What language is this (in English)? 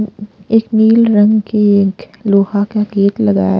Hindi